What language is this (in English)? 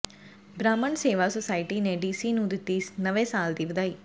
Punjabi